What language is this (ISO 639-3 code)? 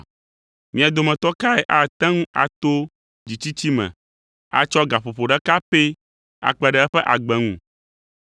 ewe